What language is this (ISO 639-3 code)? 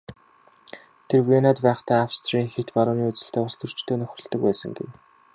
mon